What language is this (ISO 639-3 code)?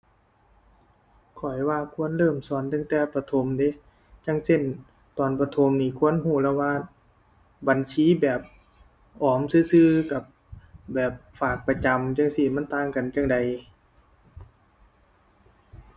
tha